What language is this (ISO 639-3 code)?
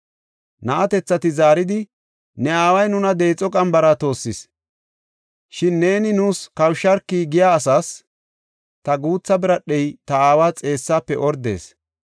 gof